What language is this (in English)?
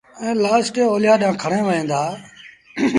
Sindhi Bhil